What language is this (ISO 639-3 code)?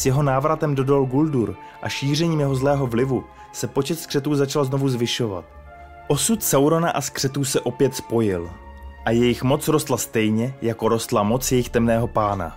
ces